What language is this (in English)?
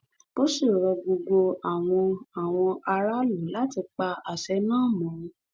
Yoruba